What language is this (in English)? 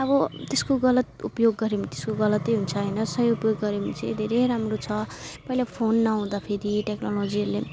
Nepali